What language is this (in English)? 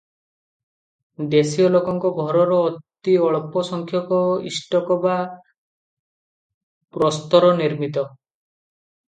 Odia